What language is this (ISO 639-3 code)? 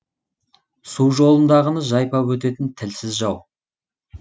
kaz